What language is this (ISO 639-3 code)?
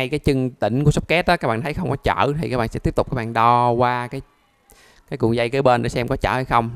vie